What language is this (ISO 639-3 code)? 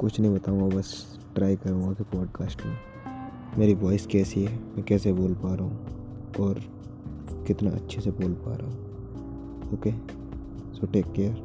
hin